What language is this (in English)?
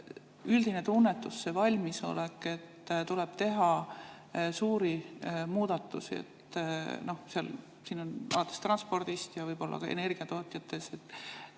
Estonian